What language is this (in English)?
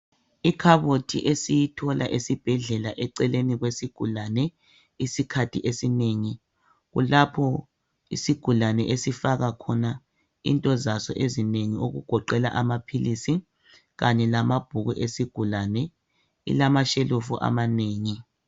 North Ndebele